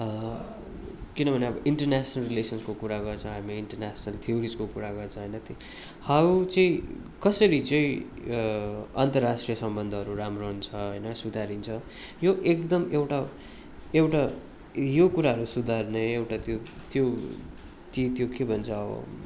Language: Nepali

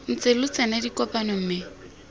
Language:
Tswana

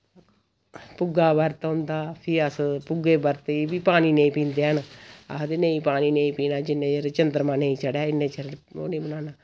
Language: Dogri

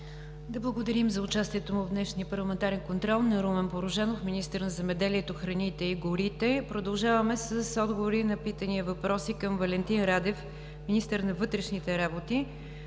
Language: Bulgarian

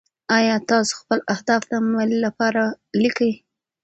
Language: Pashto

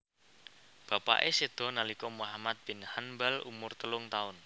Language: Javanese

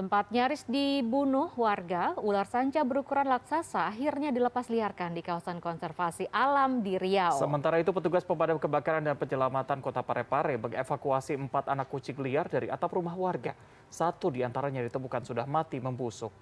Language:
Indonesian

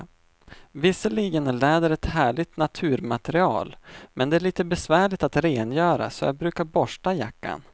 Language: Swedish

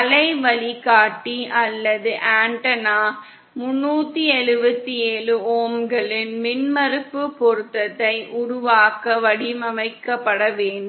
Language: Tamil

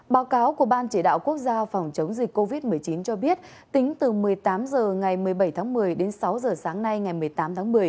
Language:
Vietnamese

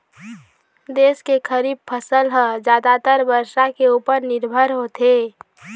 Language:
Chhattisgarhi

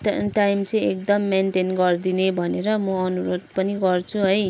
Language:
Nepali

